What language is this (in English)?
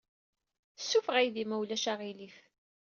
Kabyle